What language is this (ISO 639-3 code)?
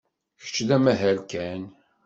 kab